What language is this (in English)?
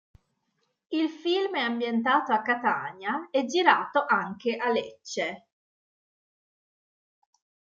Italian